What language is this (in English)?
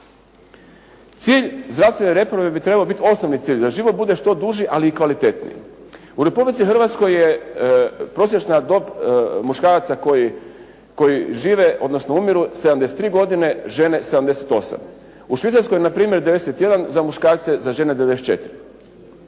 Croatian